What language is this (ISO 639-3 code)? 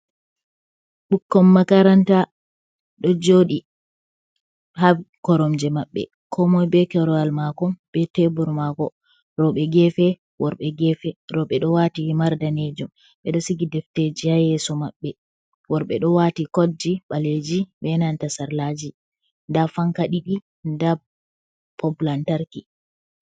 ful